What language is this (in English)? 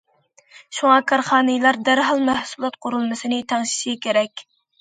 Uyghur